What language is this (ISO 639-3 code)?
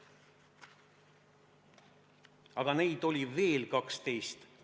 est